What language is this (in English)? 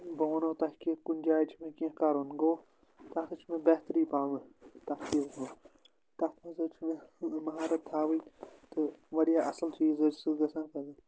Kashmiri